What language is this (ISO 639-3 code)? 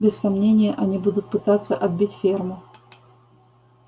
rus